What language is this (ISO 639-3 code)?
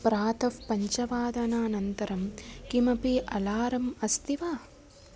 san